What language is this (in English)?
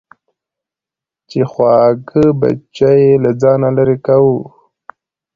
Pashto